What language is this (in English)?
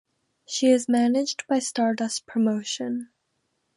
English